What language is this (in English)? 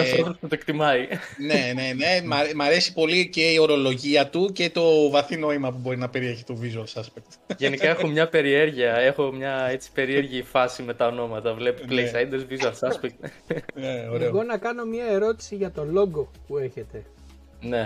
Greek